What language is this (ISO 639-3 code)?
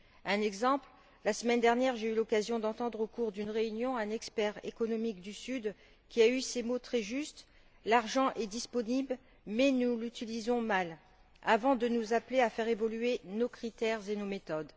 fra